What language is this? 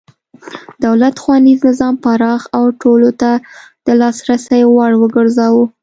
Pashto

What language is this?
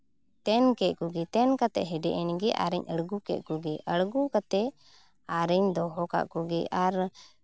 Santali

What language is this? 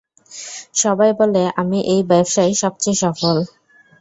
Bangla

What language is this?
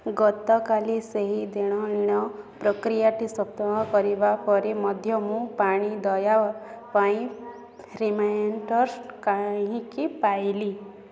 Odia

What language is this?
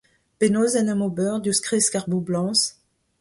Breton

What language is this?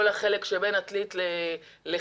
Hebrew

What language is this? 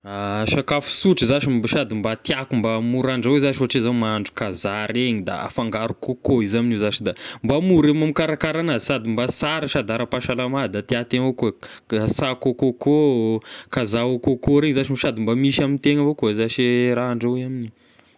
Tesaka Malagasy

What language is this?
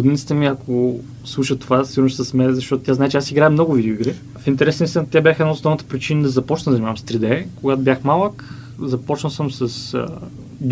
Bulgarian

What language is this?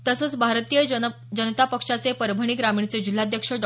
Marathi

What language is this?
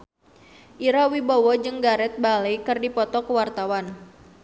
Sundanese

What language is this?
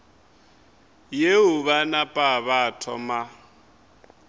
Northern Sotho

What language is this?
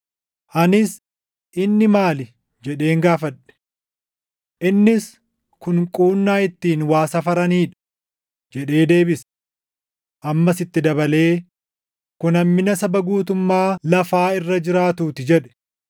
Oromo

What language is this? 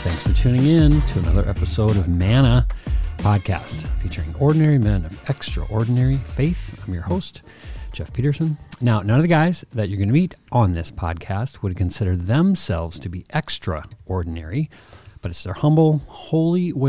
English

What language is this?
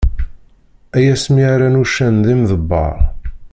Kabyle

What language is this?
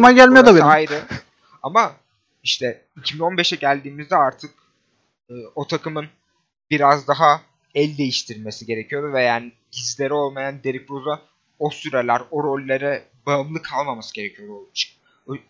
Turkish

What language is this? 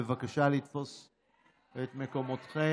Hebrew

